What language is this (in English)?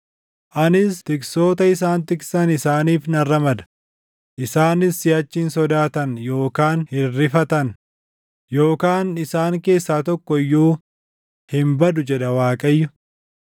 Oromo